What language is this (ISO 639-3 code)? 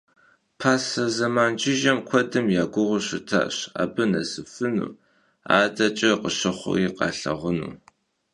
kbd